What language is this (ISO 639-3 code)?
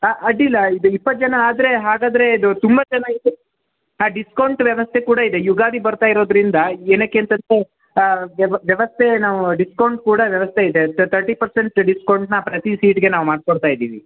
kan